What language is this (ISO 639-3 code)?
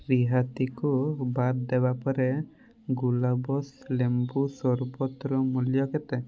ori